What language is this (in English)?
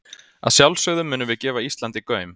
Icelandic